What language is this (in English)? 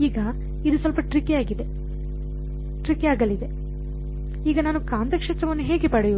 Kannada